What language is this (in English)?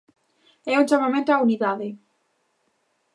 Galician